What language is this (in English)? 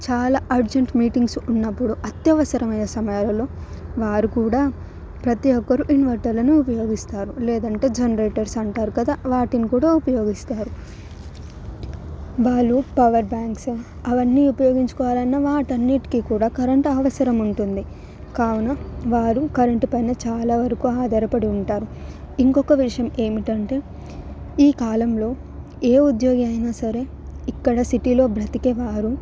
Telugu